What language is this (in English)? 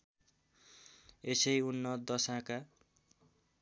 Nepali